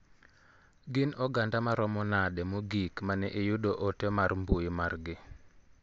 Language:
Luo (Kenya and Tanzania)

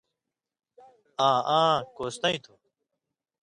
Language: Indus Kohistani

